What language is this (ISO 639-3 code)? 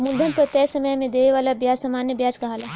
bho